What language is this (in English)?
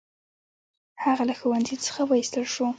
Pashto